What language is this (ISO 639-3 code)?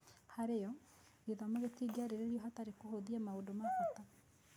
kik